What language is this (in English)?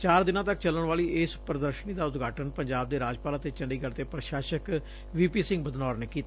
Punjabi